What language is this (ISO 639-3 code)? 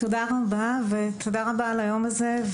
heb